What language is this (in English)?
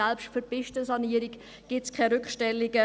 Swiss German